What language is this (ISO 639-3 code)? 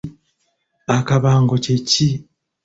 lug